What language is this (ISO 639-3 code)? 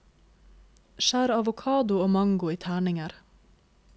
nor